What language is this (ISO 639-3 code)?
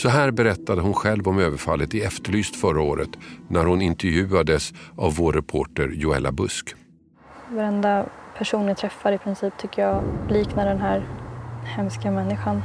swe